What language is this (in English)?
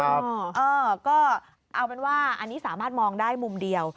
Thai